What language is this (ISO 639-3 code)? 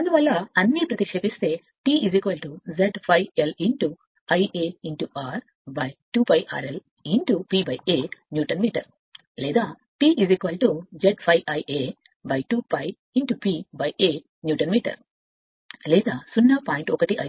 tel